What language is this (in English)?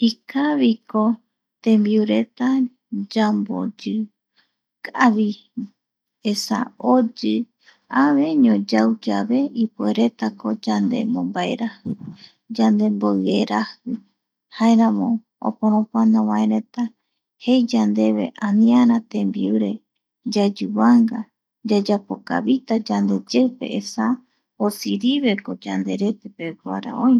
Eastern Bolivian Guaraní